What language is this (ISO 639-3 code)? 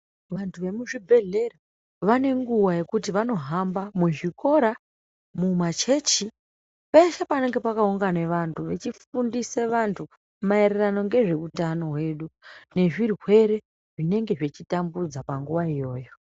ndc